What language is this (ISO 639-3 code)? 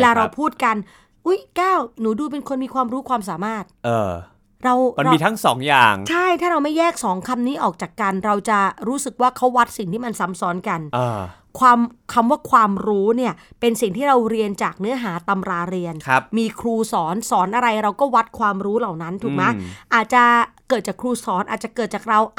tha